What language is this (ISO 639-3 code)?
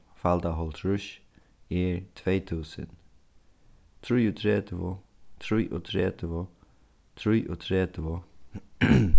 fao